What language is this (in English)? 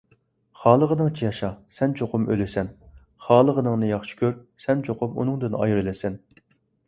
Uyghur